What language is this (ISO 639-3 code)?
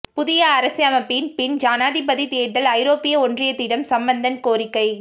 tam